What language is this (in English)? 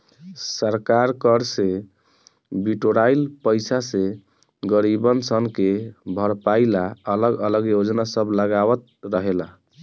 Bhojpuri